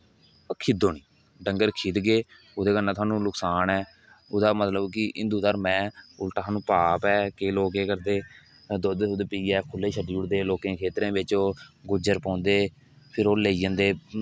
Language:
Dogri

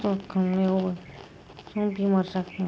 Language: Bodo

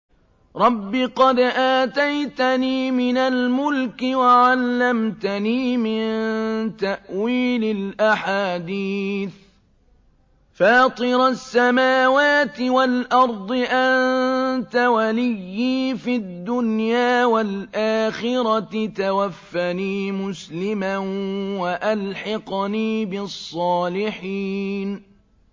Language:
Arabic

